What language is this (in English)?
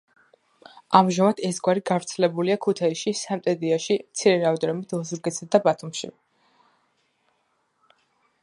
Georgian